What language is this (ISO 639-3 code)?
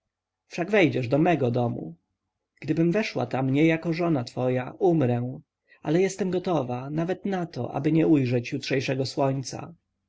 pol